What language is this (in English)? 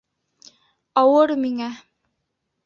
Bashkir